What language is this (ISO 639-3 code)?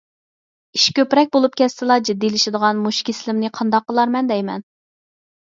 uig